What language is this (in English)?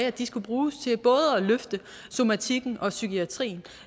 Danish